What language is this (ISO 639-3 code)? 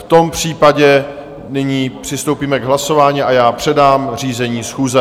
ces